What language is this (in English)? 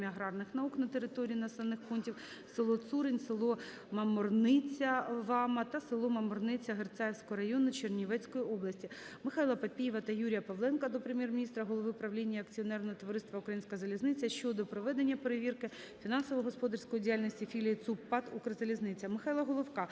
Ukrainian